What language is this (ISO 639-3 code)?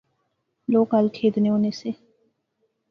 phr